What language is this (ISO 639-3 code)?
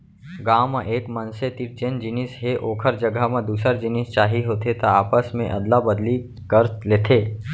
hne